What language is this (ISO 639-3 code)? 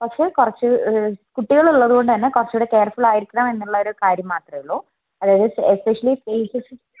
mal